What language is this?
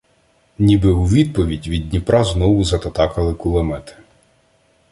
Ukrainian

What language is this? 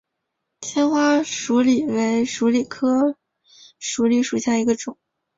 Chinese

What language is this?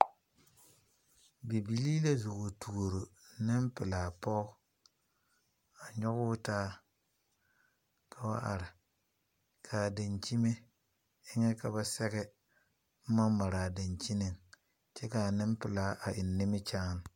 Southern Dagaare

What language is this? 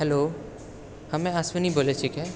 Maithili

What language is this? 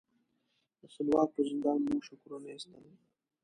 Pashto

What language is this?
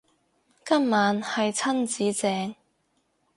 Cantonese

